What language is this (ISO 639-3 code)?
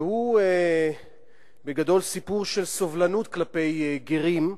heb